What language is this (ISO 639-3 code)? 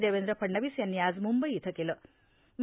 mar